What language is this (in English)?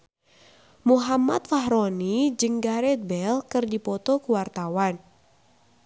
Sundanese